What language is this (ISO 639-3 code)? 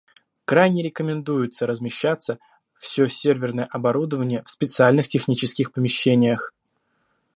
rus